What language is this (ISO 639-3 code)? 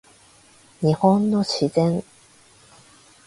jpn